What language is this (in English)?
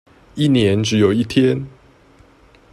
Chinese